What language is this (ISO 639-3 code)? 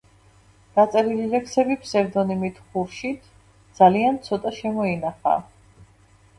kat